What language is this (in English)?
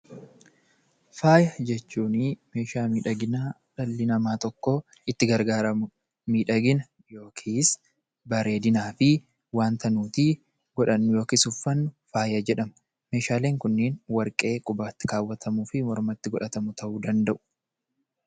Oromo